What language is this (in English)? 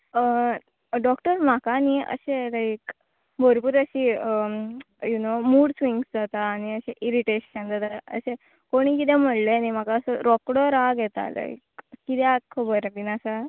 Konkani